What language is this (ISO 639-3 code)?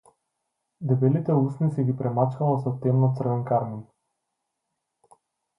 mkd